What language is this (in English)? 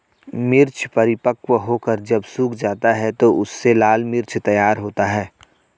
Hindi